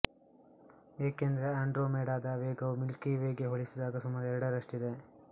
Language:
Kannada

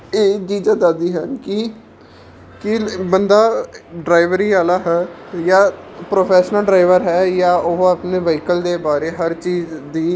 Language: Punjabi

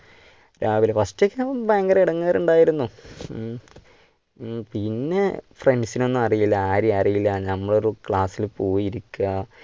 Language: Malayalam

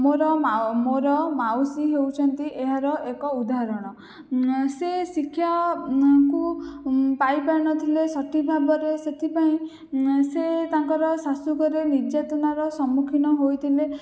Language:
Odia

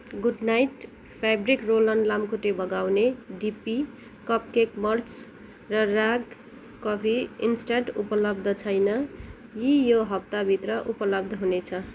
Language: Nepali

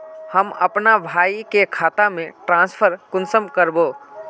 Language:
Magahi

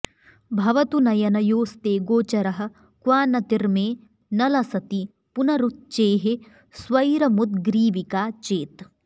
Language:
Sanskrit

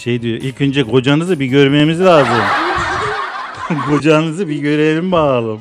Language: Turkish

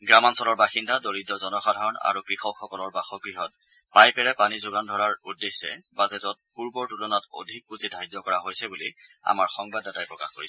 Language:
Assamese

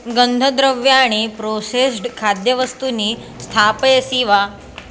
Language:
Sanskrit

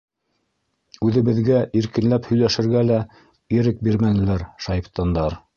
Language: Bashkir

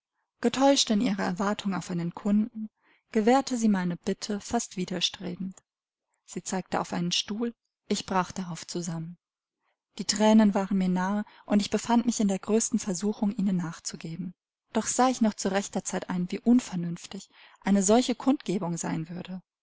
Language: German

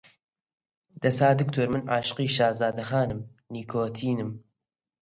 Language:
Central Kurdish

